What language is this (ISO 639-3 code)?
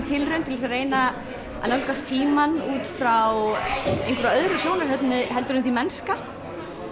isl